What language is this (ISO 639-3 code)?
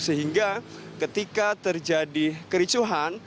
ind